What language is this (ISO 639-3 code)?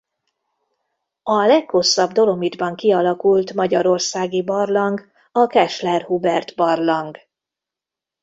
hun